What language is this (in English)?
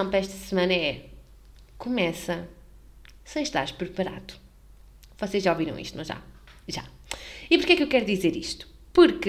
Portuguese